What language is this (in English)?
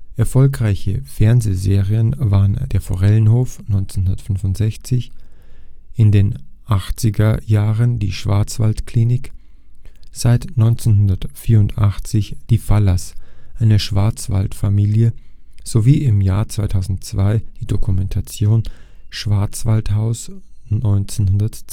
German